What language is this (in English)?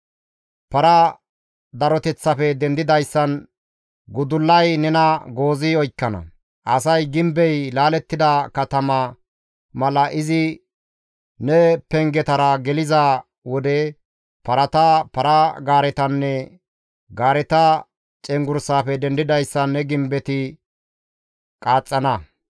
Gamo